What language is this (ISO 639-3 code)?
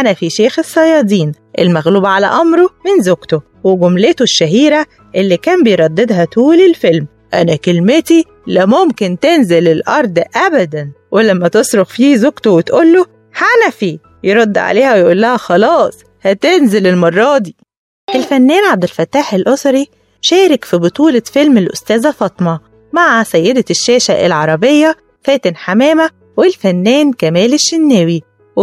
ara